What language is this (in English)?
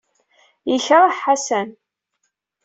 Kabyle